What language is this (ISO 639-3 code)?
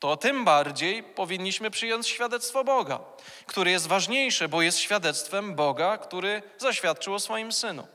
pol